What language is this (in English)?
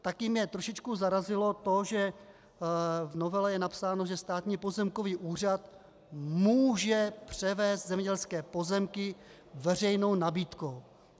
Czech